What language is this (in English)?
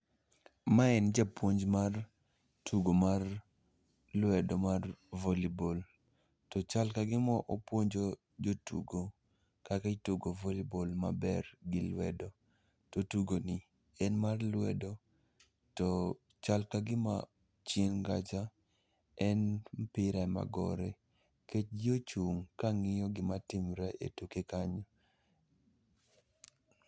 Luo (Kenya and Tanzania)